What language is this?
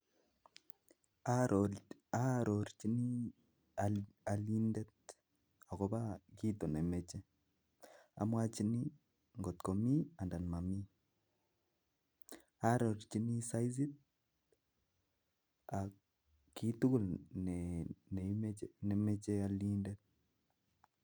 Kalenjin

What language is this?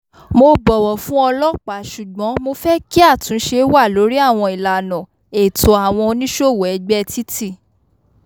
Yoruba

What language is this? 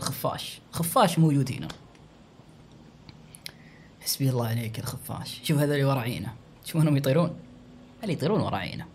Arabic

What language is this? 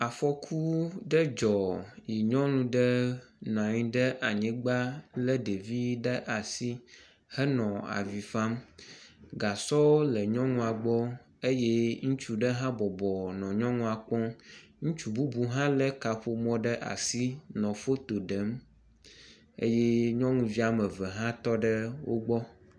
Ewe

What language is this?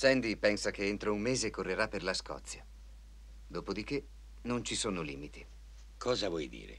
Italian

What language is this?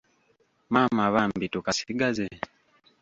Ganda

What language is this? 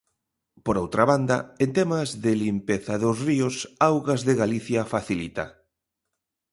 Galician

